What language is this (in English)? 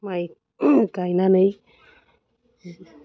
Bodo